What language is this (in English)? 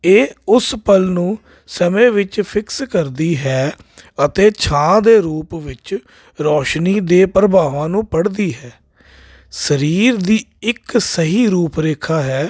Punjabi